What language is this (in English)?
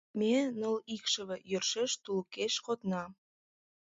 Mari